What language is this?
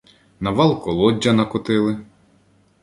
Ukrainian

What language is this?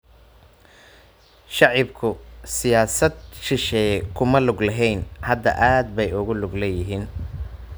Somali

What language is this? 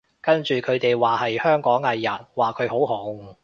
Cantonese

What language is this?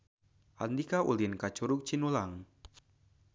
Sundanese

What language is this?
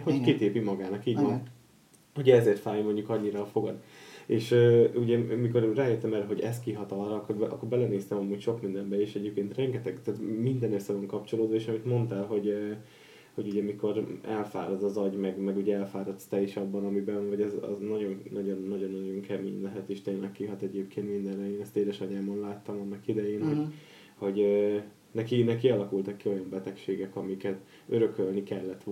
Hungarian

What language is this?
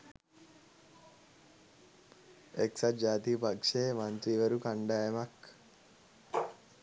Sinhala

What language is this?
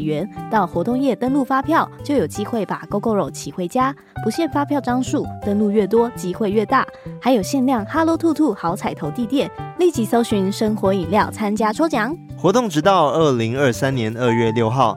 Chinese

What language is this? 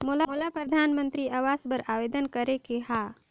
Chhattisgarhi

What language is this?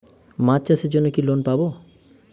Bangla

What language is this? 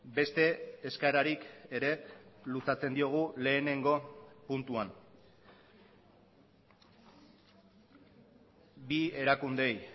Basque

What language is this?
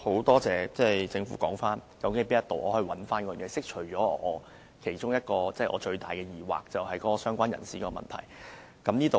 Cantonese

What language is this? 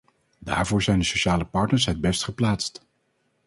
Dutch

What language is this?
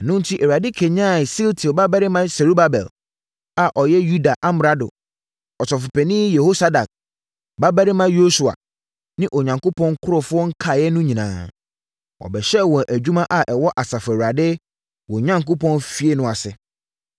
Akan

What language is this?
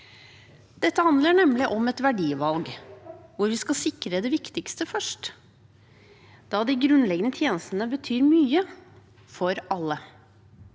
Norwegian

